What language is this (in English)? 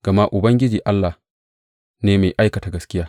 Hausa